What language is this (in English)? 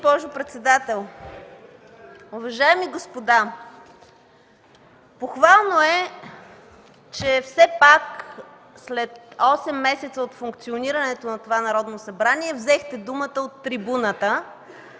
Bulgarian